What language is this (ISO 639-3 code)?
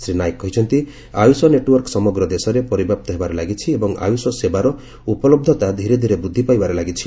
ori